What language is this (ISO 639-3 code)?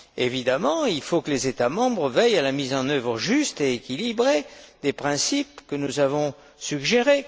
fra